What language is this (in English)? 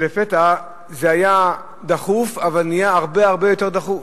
Hebrew